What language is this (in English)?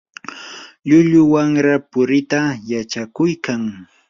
Yanahuanca Pasco Quechua